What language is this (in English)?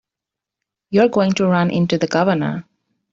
English